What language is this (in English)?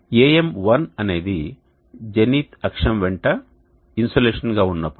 Telugu